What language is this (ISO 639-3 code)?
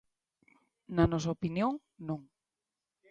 glg